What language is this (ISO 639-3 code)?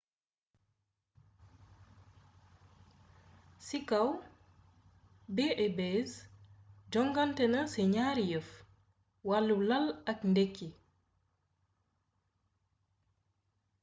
wol